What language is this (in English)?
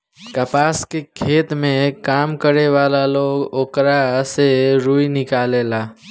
Bhojpuri